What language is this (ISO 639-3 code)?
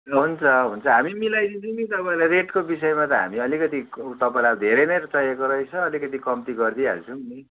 nep